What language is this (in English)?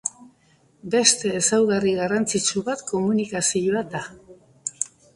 Basque